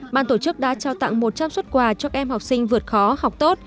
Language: Vietnamese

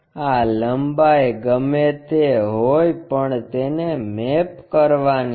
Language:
Gujarati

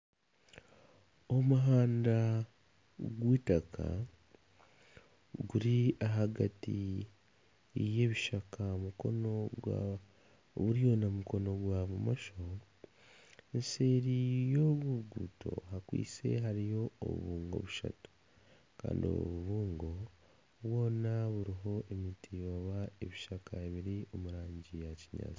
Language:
Nyankole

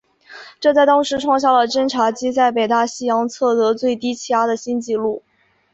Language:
Chinese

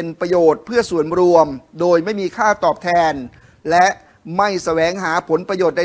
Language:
Thai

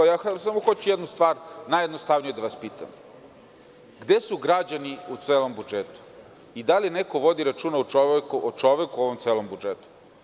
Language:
Serbian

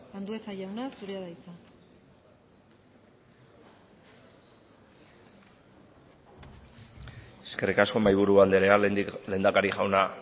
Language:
Basque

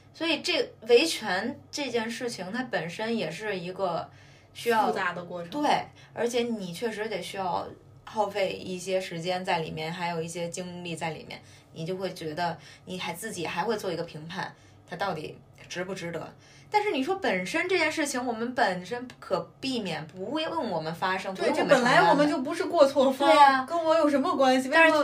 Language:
Chinese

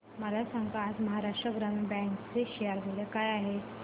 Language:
Marathi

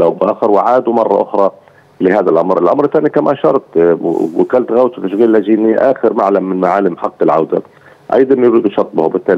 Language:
Arabic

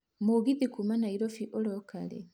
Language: Kikuyu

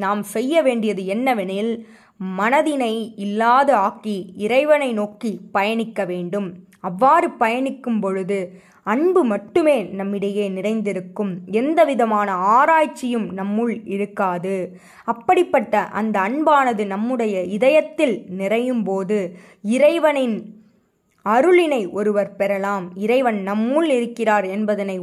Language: Tamil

